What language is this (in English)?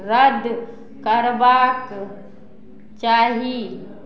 Maithili